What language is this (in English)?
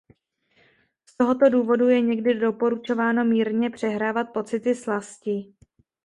Czech